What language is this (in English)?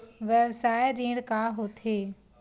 Chhattisgarhi